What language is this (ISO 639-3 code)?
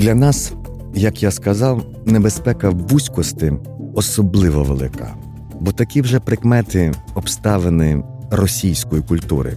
ukr